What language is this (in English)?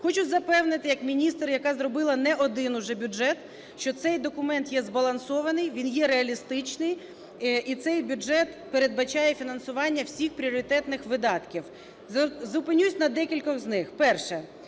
Ukrainian